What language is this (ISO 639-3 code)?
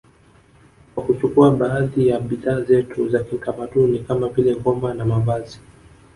swa